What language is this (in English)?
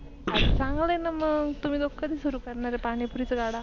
Marathi